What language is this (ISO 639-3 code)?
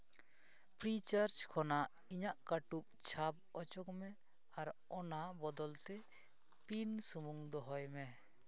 sat